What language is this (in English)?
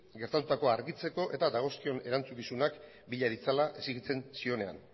Basque